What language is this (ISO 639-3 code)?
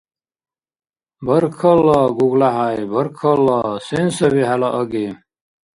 dar